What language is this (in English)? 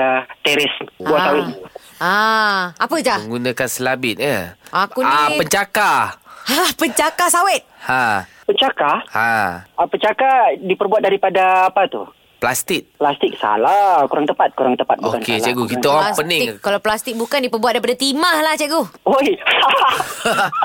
Malay